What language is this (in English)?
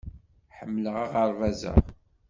Kabyle